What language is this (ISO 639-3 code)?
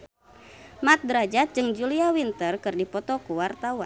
sun